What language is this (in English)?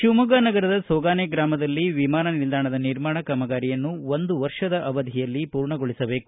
Kannada